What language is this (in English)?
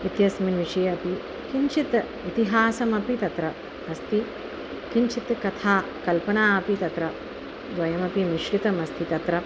Sanskrit